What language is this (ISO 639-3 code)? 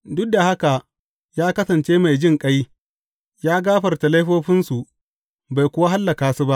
hau